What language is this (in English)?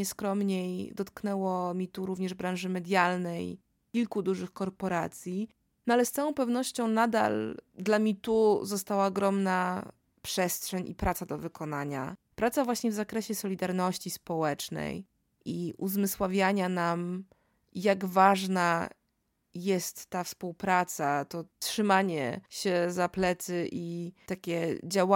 Polish